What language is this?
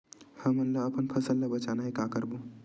Chhattisgarhi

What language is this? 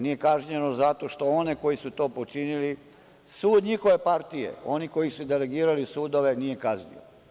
Serbian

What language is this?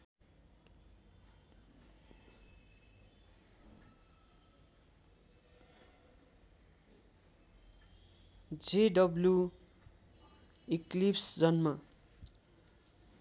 Nepali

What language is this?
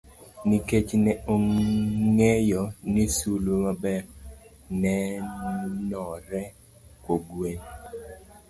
Luo (Kenya and Tanzania)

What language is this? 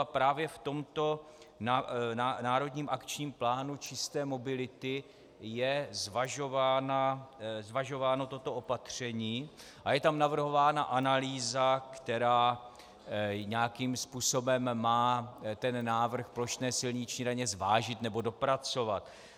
Czech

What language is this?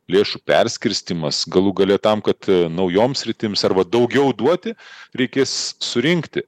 Lithuanian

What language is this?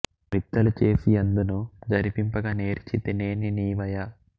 Telugu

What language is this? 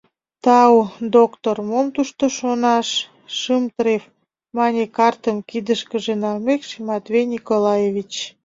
Mari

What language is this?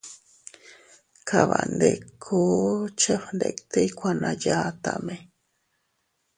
Teutila Cuicatec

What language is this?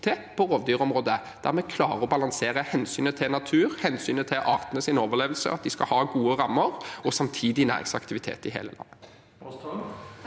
Norwegian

